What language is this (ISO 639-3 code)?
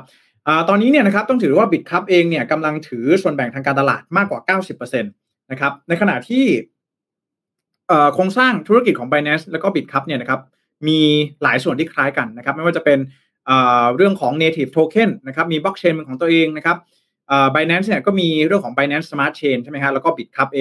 tha